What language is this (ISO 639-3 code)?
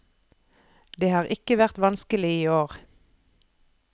nor